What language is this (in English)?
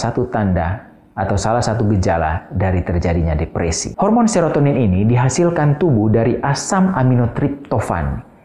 Indonesian